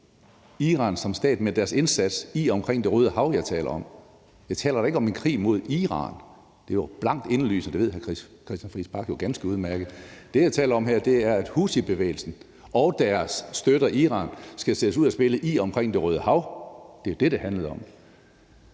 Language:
Danish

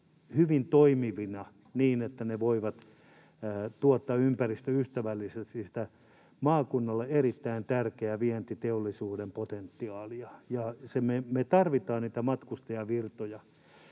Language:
Finnish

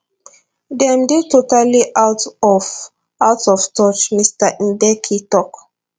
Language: Nigerian Pidgin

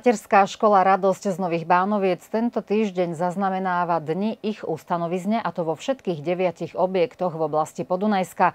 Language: Slovak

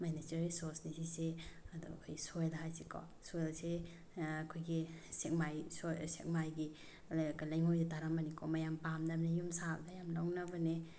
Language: Manipuri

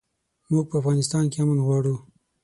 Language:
Pashto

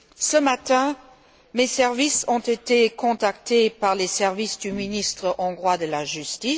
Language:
French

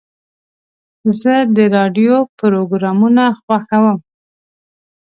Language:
Pashto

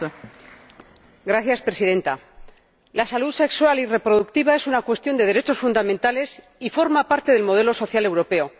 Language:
Spanish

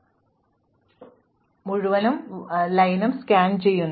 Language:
Malayalam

